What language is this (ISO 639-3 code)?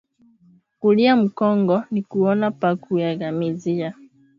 swa